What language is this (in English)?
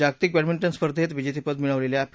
Marathi